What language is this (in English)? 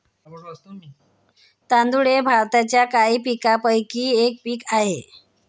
Marathi